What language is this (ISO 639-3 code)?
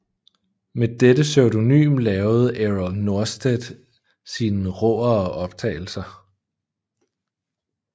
dan